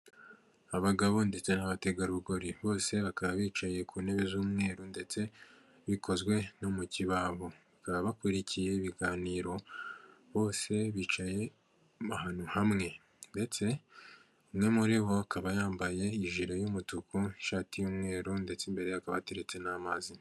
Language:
Kinyarwanda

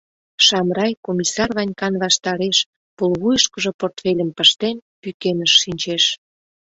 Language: Mari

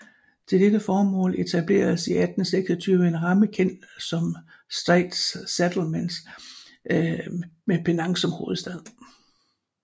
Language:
Danish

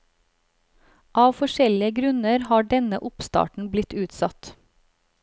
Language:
Norwegian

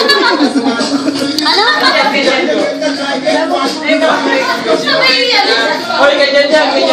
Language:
Filipino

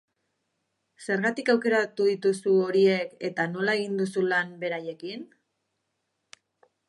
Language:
Basque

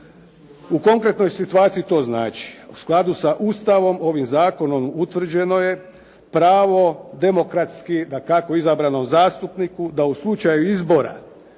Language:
Croatian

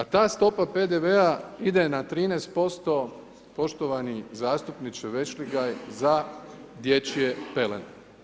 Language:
Croatian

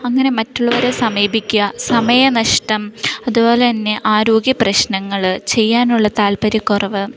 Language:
Malayalam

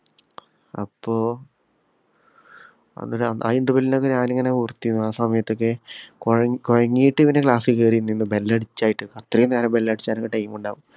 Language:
Malayalam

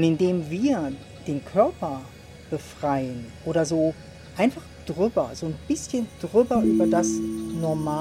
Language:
German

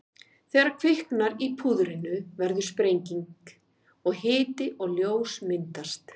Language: Icelandic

